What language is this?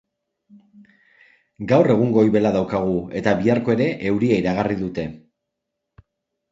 Basque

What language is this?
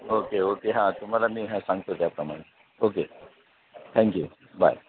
Marathi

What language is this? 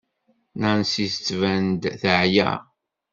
Kabyle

